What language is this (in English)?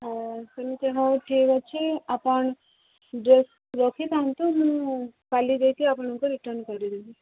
Odia